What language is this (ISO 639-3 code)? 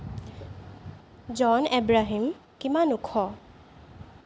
asm